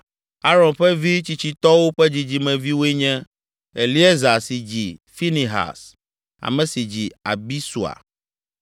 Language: Ewe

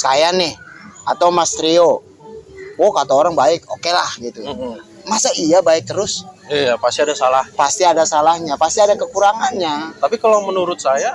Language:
Indonesian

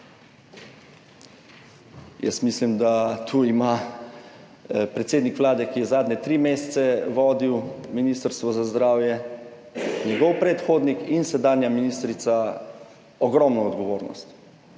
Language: Slovenian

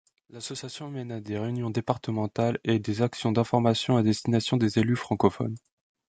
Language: French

